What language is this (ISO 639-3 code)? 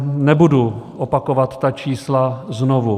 ces